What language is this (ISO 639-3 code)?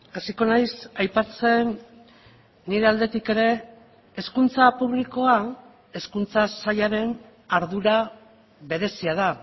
eus